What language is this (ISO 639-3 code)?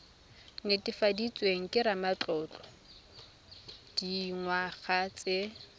tsn